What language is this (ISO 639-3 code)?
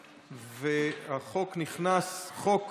heb